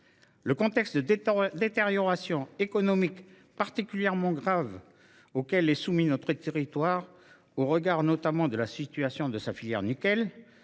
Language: French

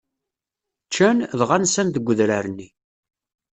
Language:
Kabyle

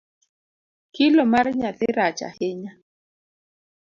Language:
Luo (Kenya and Tanzania)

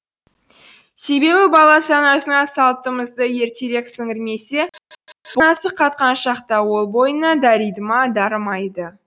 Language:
Kazakh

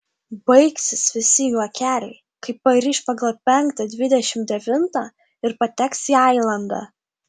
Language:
Lithuanian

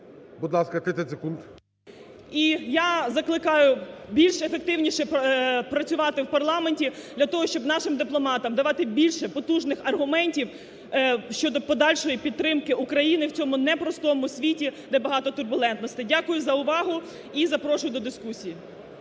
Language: Ukrainian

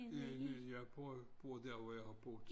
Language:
Danish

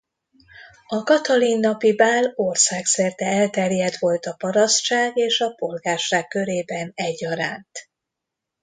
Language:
Hungarian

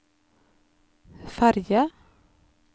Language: Norwegian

